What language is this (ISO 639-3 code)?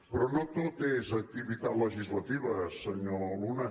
cat